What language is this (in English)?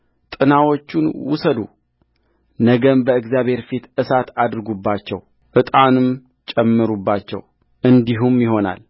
Amharic